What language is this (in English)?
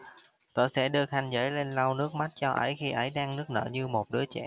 Vietnamese